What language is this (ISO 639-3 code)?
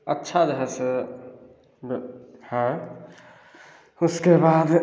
hin